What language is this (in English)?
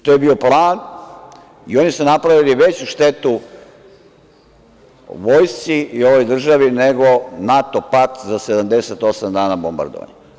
Serbian